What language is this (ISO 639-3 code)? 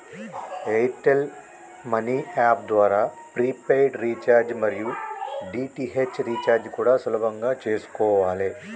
tel